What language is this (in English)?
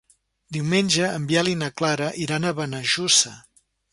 Catalan